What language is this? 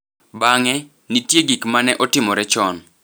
Luo (Kenya and Tanzania)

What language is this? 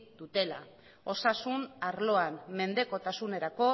Basque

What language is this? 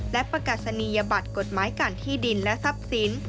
Thai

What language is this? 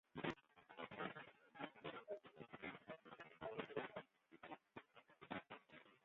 Western Frisian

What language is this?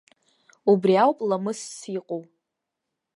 Abkhazian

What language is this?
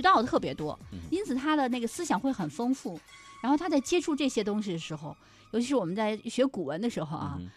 Chinese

